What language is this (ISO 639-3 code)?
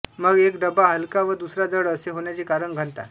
mar